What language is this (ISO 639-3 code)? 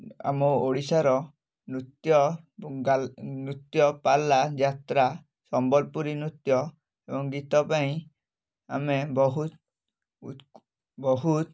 ori